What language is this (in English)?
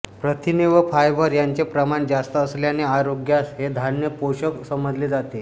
Marathi